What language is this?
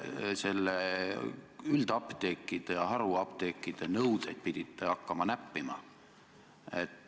Estonian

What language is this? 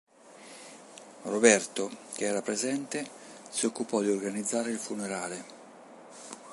Italian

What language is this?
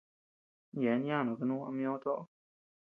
Tepeuxila Cuicatec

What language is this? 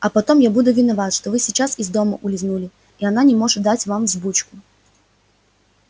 Russian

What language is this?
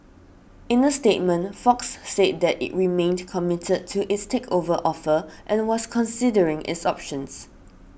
English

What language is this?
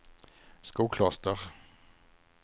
Swedish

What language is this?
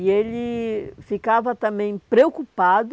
Portuguese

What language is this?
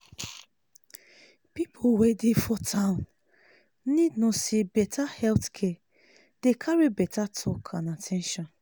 Nigerian Pidgin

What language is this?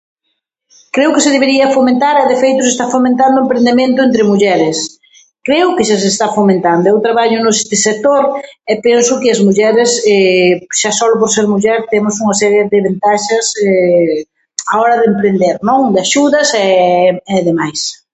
Galician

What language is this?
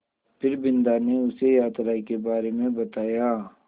Hindi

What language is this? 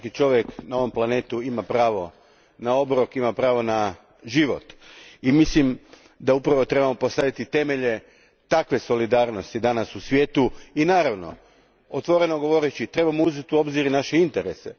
Croatian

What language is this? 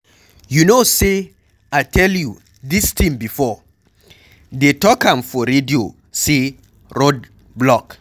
Nigerian Pidgin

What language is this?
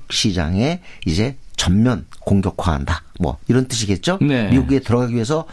Korean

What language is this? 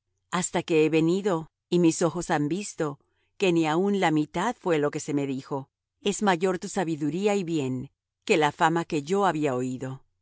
Spanish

